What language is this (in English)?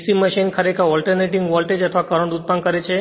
Gujarati